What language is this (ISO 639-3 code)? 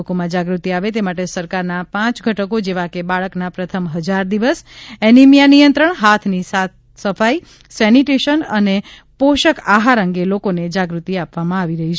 guj